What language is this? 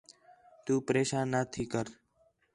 Khetrani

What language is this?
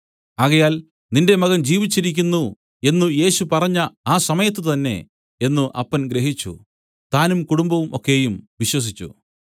Malayalam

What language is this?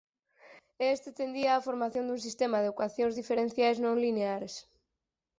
Galician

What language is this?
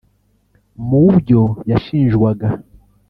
Kinyarwanda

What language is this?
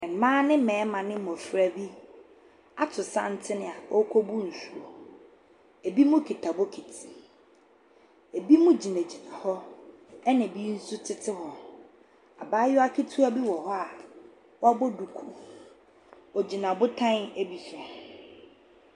Akan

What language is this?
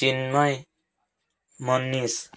Odia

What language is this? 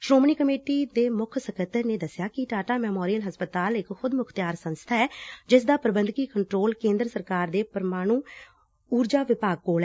Punjabi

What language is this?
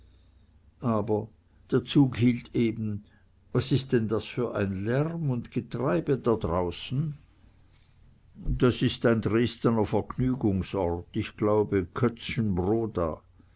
German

